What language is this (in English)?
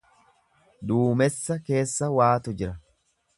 Oromo